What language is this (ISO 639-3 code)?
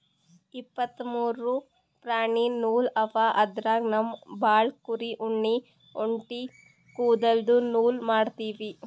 kan